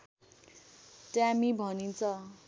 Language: Nepali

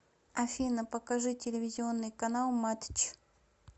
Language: Russian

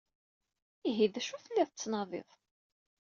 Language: Kabyle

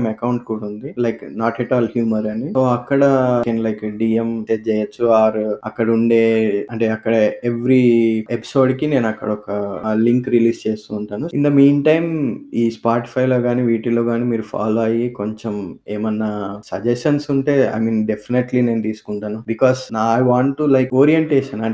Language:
Telugu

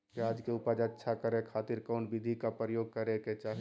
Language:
Magahi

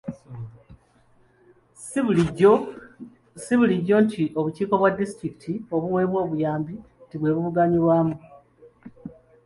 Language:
Ganda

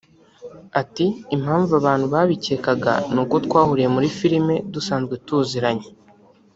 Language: Kinyarwanda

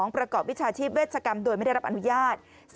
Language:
Thai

